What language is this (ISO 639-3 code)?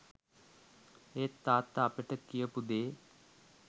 sin